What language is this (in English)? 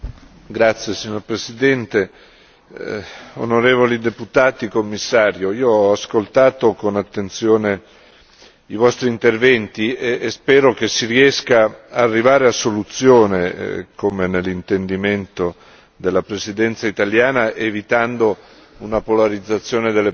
Italian